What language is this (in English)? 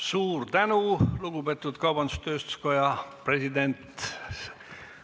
Estonian